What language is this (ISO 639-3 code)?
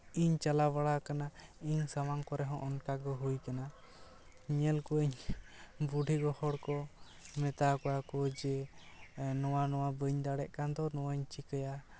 sat